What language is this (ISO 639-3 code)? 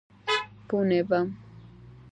kat